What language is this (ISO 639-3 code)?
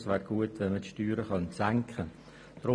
gsw